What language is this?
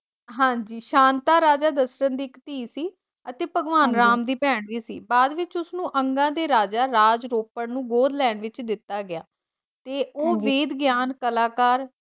Punjabi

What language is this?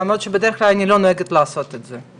Hebrew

